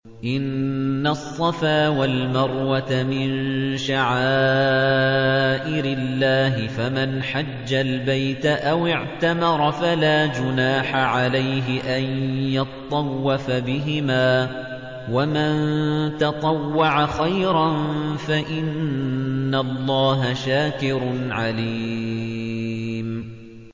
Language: Arabic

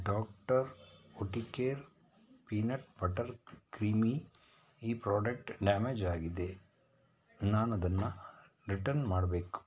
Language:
Kannada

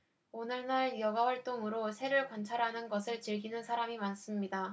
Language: Korean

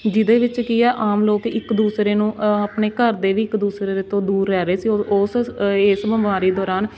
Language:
Punjabi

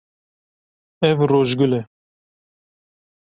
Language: Kurdish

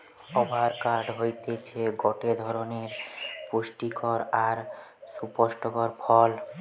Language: Bangla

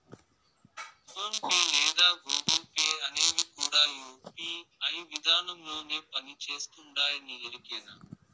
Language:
Telugu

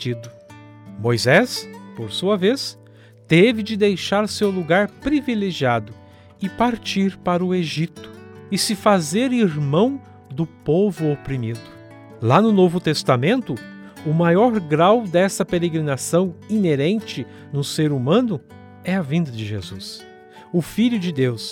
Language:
Portuguese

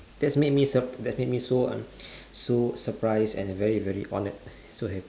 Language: English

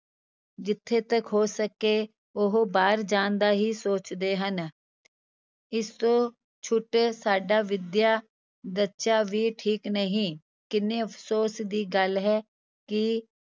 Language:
Punjabi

